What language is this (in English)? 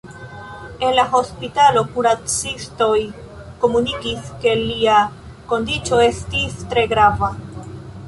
Esperanto